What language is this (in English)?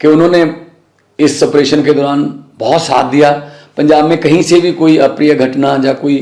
Hindi